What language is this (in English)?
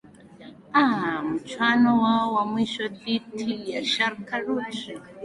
Swahili